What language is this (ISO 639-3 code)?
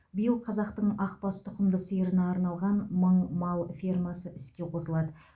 kaz